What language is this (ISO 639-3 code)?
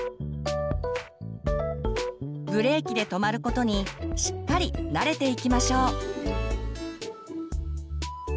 jpn